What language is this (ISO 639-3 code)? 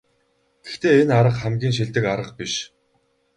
mon